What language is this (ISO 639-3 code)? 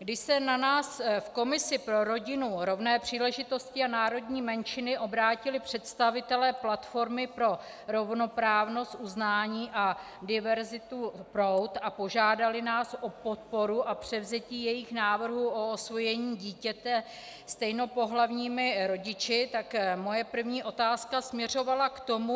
ces